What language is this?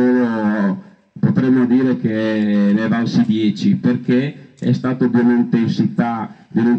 Italian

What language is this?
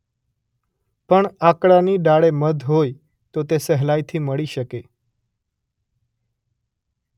Gujarati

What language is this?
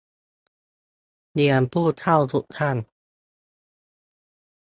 Thai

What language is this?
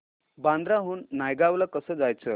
Marathi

